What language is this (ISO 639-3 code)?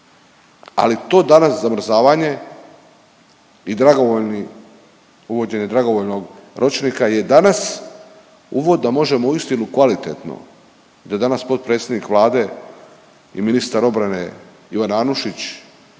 hrv